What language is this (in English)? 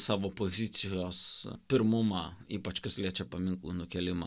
Lithuanian